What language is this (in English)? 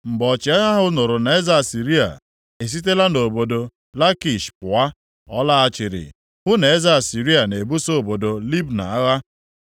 Igbo